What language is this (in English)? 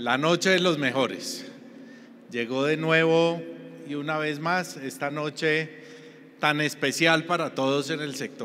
Spanish